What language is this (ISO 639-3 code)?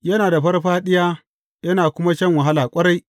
hau